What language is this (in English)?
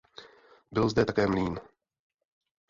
Czech